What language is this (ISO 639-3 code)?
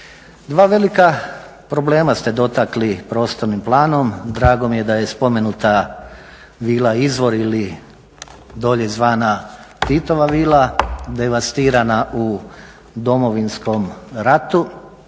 hrv